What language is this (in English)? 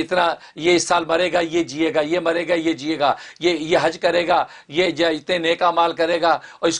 Urdu